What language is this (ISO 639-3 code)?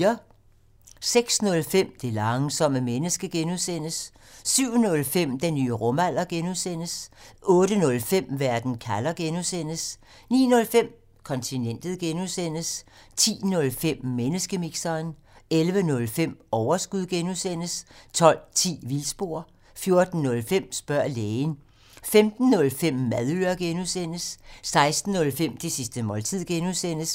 dan